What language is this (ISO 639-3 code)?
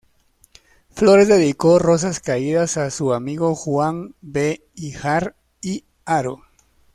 spa